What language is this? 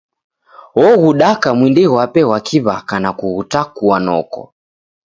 Taita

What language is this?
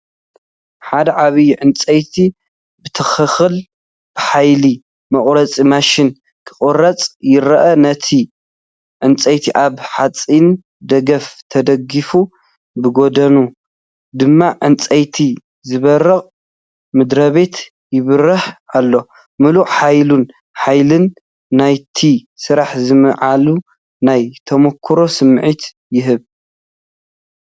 Tigrinya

